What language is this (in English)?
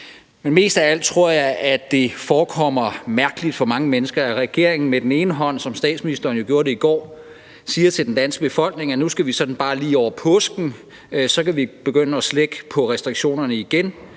Danish